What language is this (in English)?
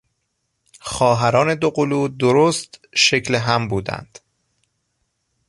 Persian